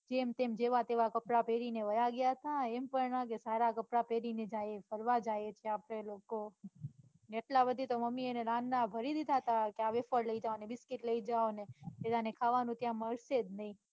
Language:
Gujarati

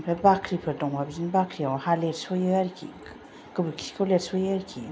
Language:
Bodo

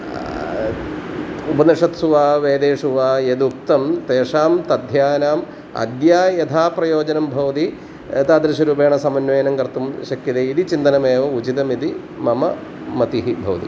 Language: Sanskrit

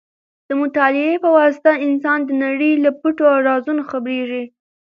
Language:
Pashto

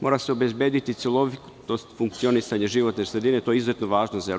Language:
Serbian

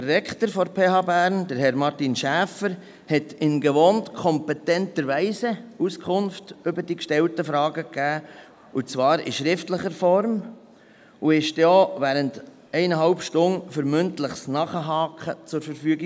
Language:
Swiss German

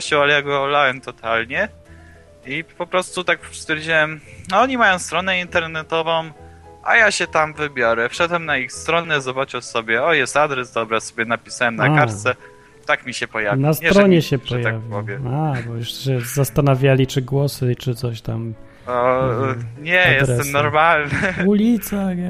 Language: Polish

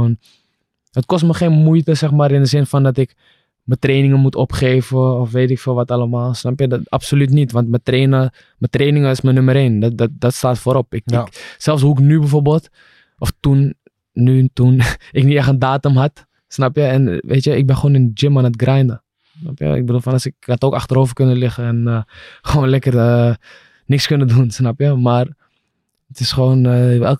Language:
Dutch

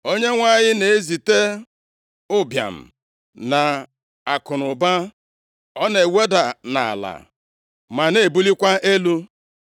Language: Igbo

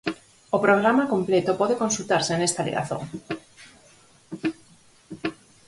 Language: Galician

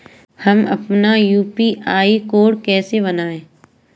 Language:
Hindi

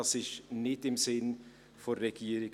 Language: Swiss German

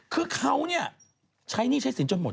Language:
Thai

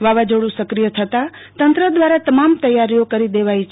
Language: Gujarati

